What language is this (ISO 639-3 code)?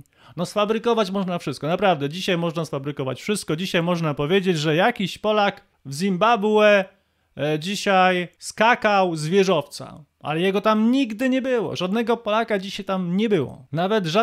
pol